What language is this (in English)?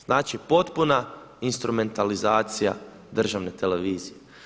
Croatian